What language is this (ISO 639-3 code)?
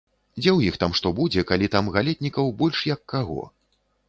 bel